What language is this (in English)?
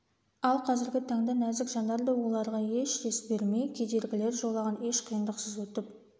Kazakh